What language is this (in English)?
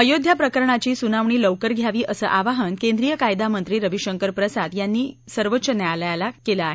Marathi